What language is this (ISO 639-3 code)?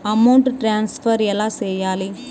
tel